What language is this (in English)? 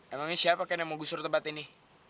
Indonesian